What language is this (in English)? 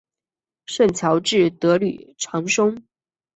Chinese